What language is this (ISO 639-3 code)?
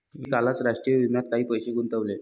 mar